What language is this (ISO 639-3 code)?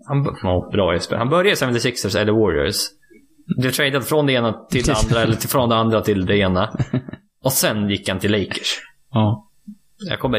swe